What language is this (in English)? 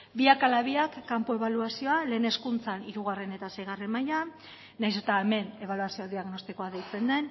Basque